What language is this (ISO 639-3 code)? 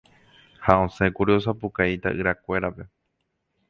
grn